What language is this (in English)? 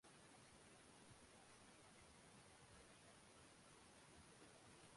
Chinese